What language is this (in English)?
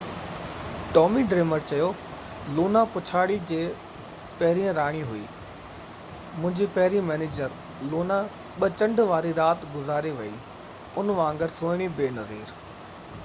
Sindhi